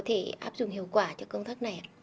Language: Vietnamese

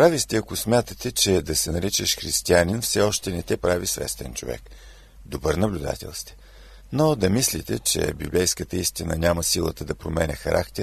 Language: Bulgarian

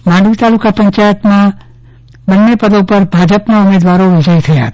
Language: Gujarati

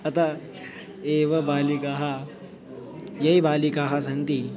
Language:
Sanskrit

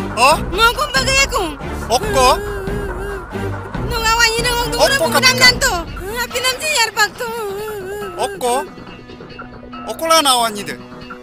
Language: Indonesian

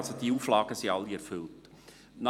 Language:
Swiss German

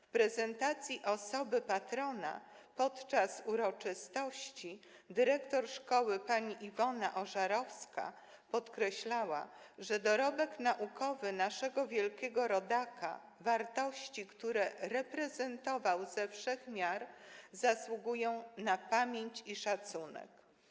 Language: Polish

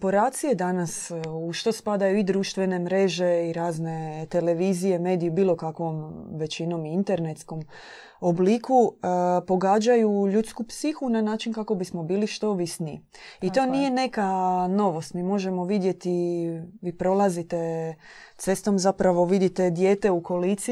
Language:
Croatian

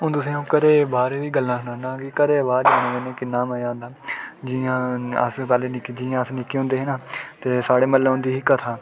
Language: Dogri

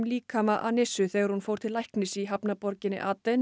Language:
Icelandic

